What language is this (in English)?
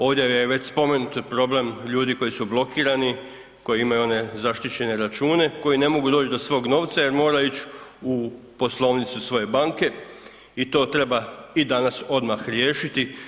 Croatian